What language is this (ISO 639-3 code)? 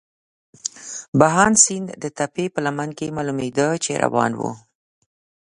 pus